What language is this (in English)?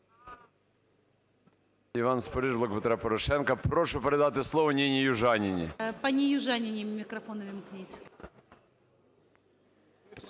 Ukrainian